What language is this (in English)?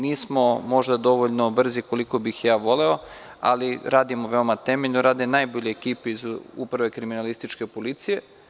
Serbian